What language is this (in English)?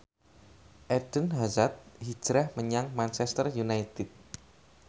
Javanese